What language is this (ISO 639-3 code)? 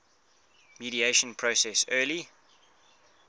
eng